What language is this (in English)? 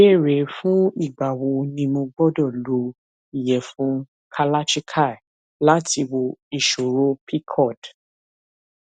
Yoruba